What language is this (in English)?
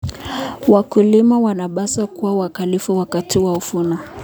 Kalenjin